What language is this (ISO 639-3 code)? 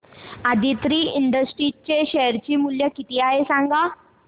mar